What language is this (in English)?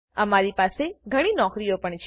Gujarati